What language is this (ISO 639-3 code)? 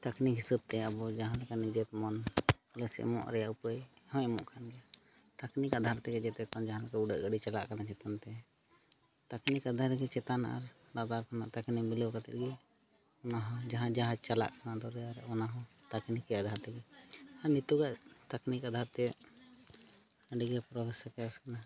sat